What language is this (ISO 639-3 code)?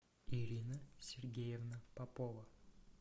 rus